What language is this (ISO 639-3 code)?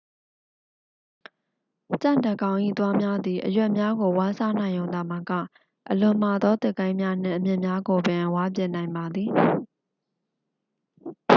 mya